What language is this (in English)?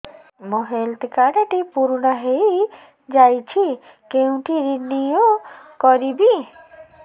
Odia